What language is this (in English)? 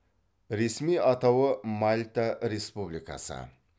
Kazakh